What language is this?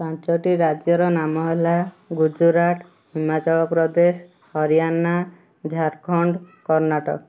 Odia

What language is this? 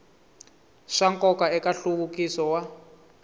Tsonga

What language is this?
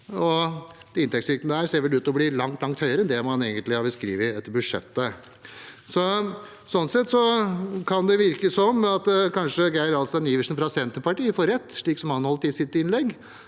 Norwegian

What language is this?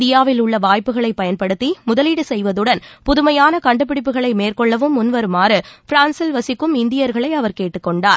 Tamil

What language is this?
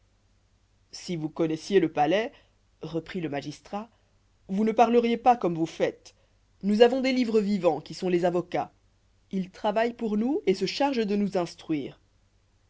French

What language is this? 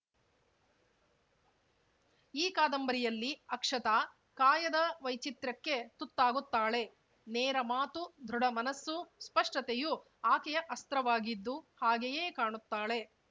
Kannada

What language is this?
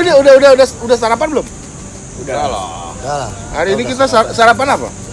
Indonesian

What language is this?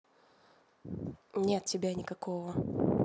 Russian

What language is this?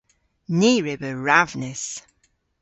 Cornish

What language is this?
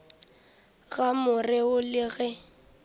Northern Sotho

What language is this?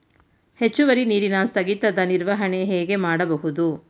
Kannada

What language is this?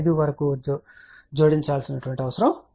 Telugu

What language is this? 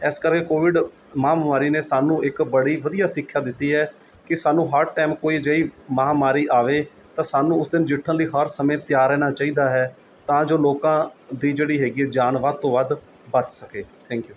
Punjabi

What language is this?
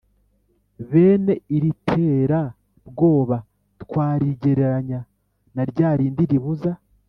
Kinyarwanda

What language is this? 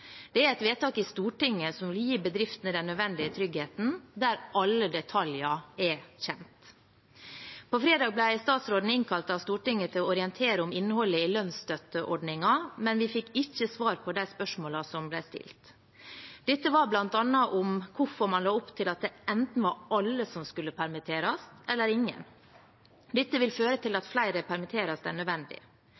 Norwegian Bokmål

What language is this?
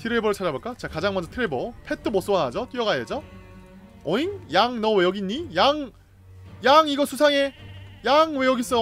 Korean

